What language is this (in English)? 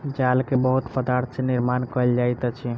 Maithili